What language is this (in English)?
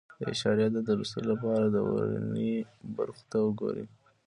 Pashto